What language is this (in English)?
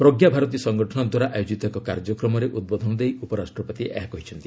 Odia